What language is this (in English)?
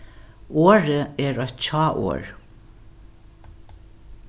Faroese